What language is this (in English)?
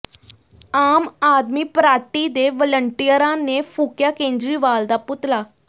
Punjabi